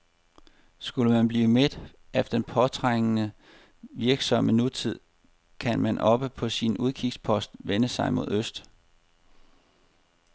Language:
Danish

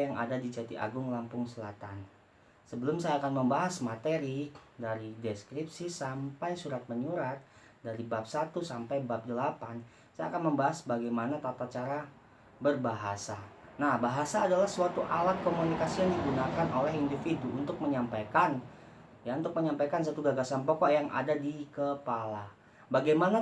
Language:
Indonesian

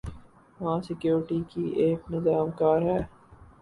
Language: Urdu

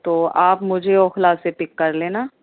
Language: Urdu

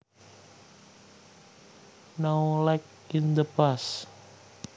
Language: Javanese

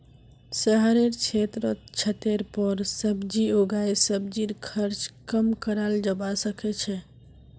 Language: Magahi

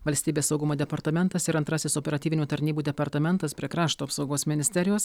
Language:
Lithuanian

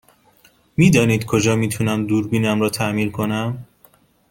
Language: Persian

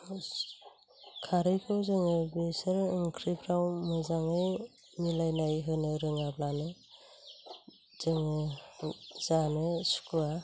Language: Bodo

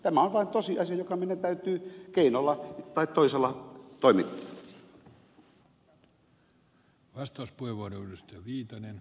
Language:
Finnish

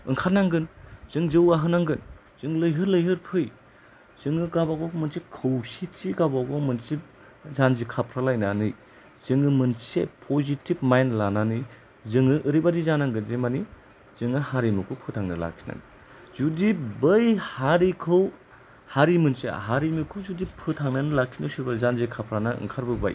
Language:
Bodo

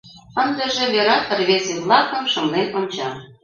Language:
Mari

